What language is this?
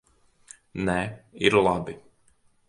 Latvian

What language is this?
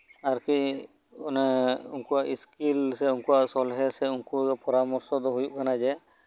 Santali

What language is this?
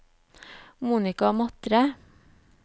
Norwegian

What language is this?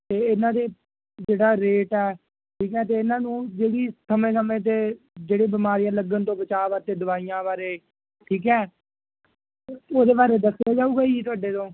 Punjabi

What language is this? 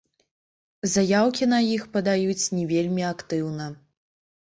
Belarusian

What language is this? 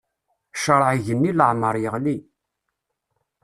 Kabyle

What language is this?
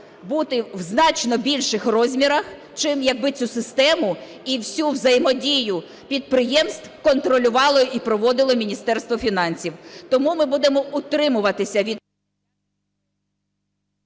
Ukrainian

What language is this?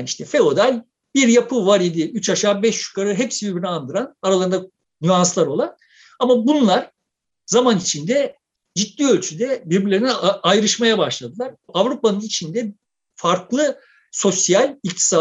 Turkish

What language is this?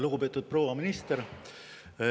Estonian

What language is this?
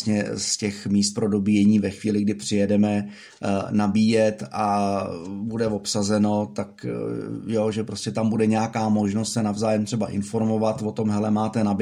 Czech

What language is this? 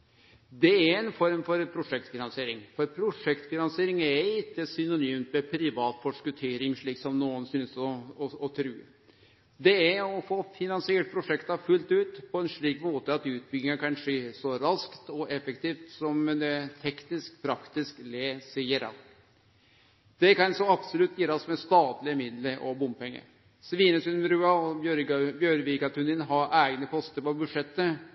Norwegian Nynorsk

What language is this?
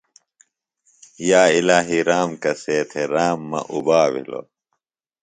Phalura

